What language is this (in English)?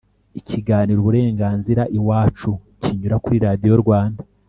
Kinyarwanda